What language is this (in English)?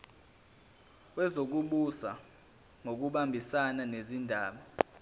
Zulu